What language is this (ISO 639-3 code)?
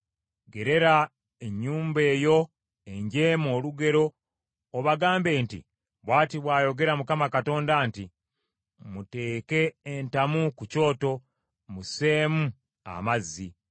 lug